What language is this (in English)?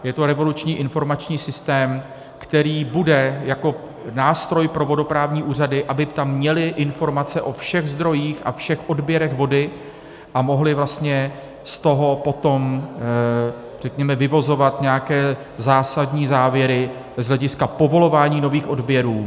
Czech